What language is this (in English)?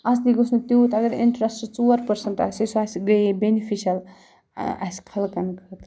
Kashmiri